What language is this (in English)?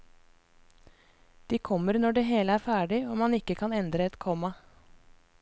Norwegian